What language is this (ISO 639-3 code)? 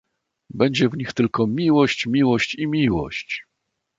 pol